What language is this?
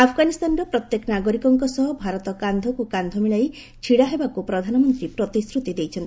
Odia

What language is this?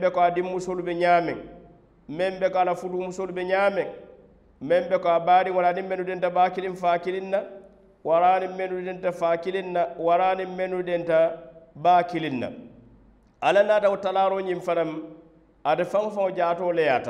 Arabic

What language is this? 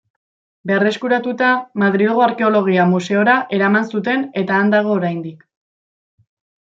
Basque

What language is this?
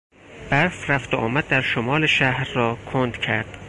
Persian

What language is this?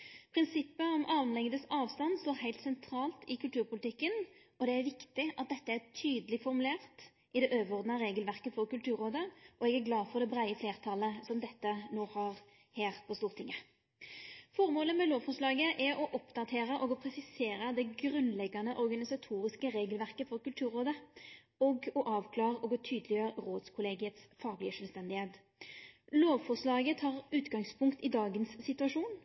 Norwegian Nynorsk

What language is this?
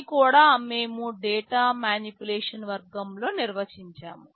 Telugu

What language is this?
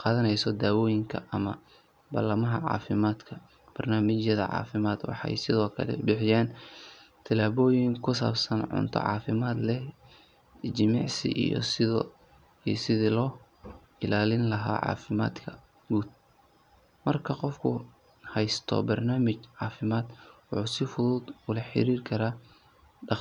Somali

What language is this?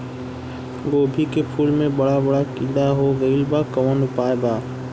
Bhojpuri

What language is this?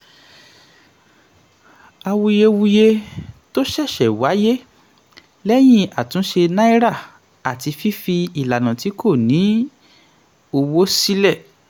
Yoruba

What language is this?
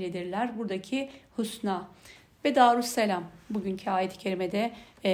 Turkish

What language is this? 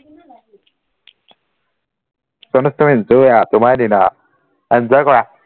Assamese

